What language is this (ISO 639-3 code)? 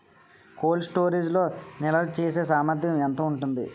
tel